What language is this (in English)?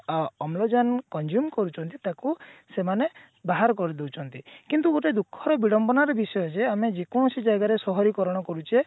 Odia